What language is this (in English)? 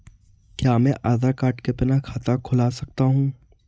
Hindi